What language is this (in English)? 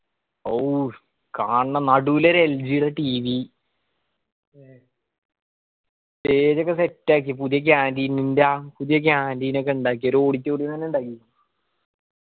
Malayalam